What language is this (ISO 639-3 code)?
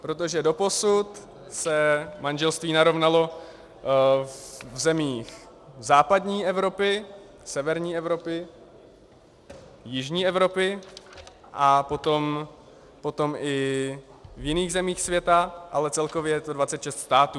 ces